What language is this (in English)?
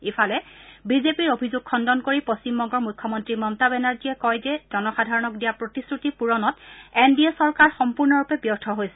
Assamese